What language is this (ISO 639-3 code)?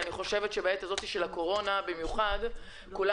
heb